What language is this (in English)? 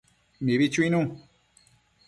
Matsés